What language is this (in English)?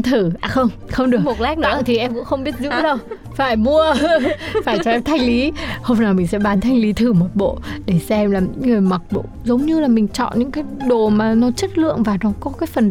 Vietnamese